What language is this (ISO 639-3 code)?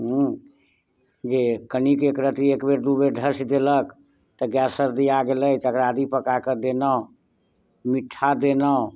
mai